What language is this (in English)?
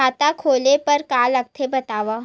Chhattisgarhi